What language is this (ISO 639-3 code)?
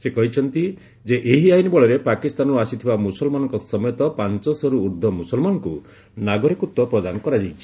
ori